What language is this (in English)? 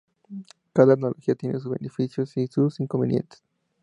Spanish